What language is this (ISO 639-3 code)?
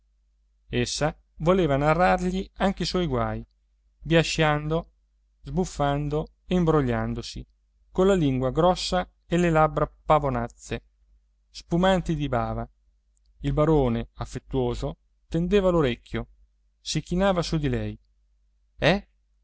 ita